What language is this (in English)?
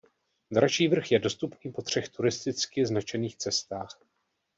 Czech